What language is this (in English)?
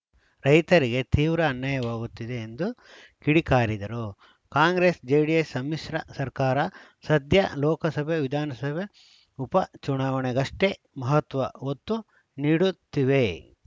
Kannada